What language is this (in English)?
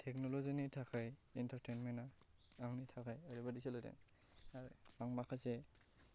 Bodo